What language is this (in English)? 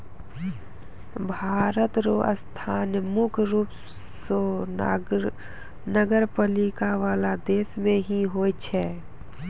Maithili